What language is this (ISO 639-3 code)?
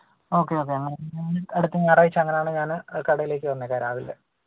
mal